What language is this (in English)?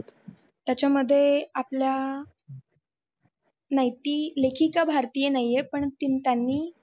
Marathi